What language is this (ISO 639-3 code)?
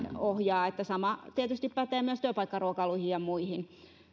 fin